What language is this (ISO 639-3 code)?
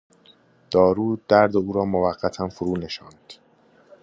fas